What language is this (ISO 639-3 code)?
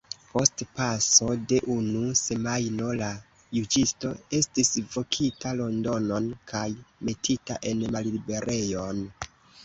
epo